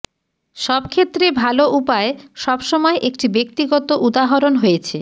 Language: Bangla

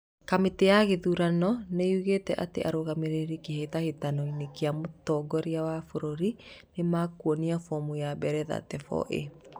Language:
Kikuyu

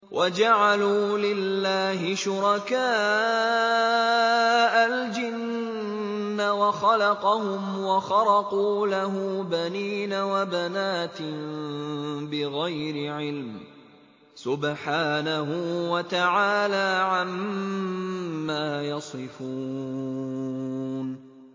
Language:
Arabic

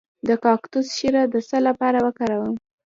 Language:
Pashto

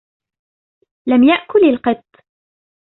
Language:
Arabic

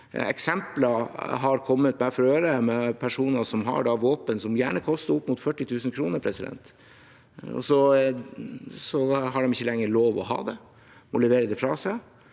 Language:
Norwegian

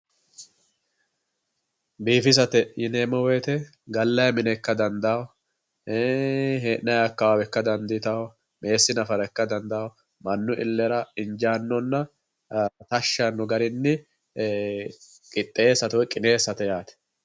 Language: Sidamo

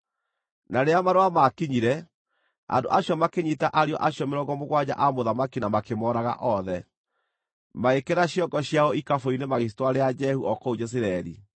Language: Kikuyu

